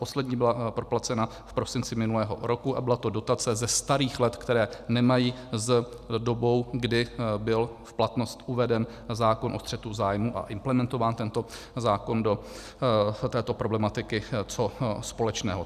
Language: Czech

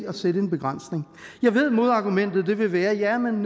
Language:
Danish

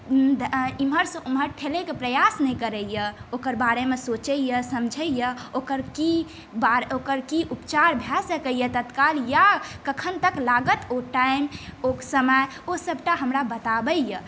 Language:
Maithili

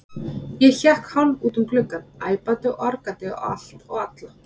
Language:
Icelandic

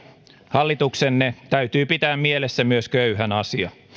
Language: Finnish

